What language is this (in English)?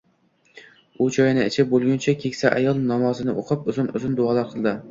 Uzbek